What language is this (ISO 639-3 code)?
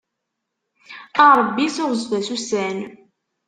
kab